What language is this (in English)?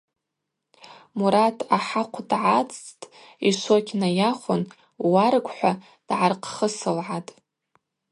Abaza